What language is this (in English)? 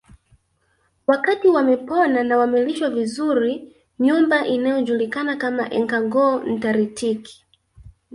Swahili